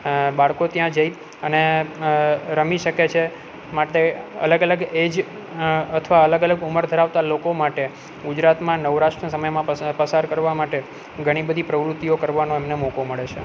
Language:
Gujarati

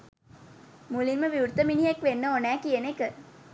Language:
Sinhala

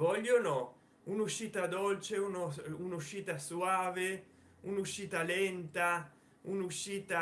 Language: Italian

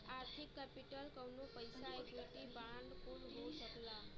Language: Bhojpuri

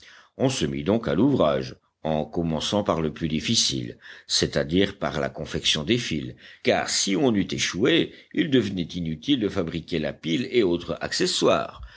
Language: French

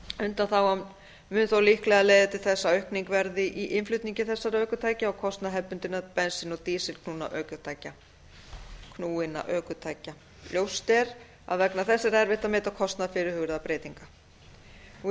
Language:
Icelandic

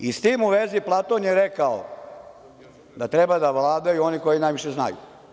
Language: Serbian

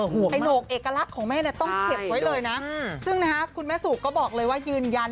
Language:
Thai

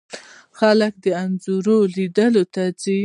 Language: Pashto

